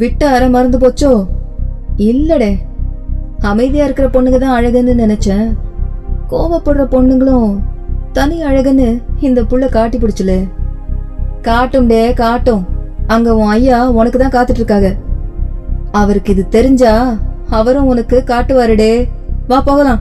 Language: Tamil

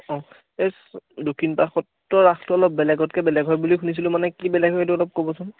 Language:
Assamese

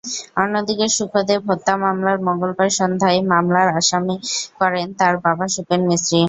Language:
Bangla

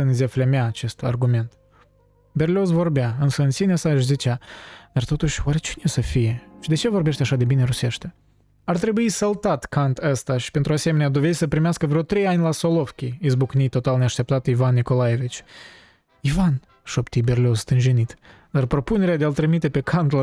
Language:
Romanian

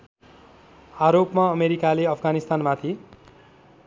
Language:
Nepali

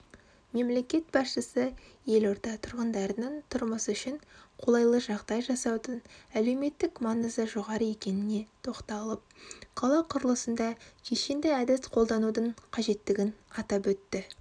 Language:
Kazakh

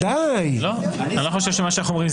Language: Hebrew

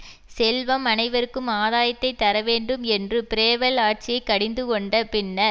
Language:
Tamil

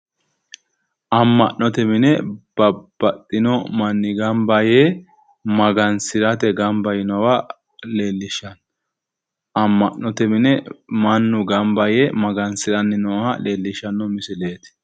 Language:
Sidamo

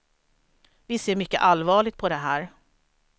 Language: Swedish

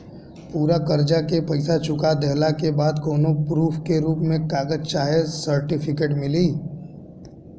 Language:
Bhojpuri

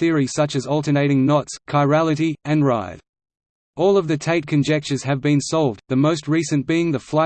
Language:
English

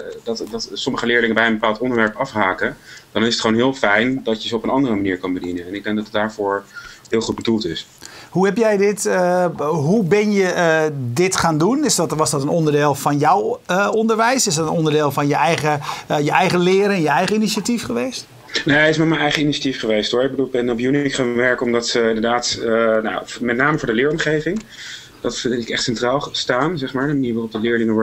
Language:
Dutch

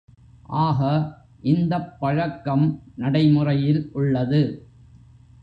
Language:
Tamil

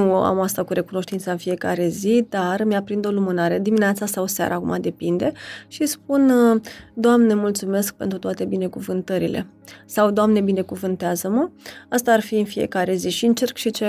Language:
Romanian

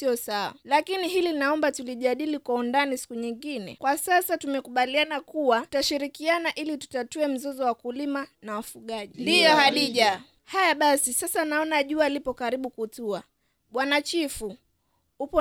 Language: Swahili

